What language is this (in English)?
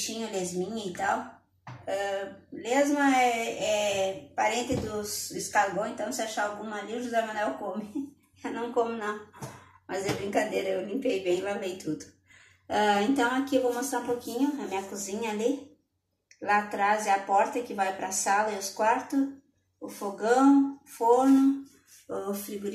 Portuguese